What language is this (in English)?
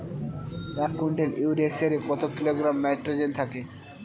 Bangla